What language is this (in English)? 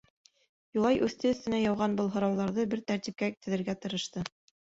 Bashkir